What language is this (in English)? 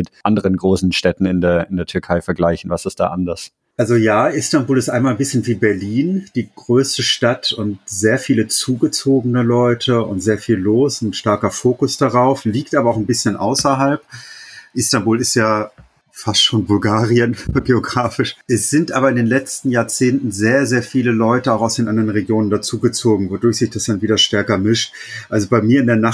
German